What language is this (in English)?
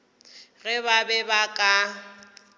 Northern Sotho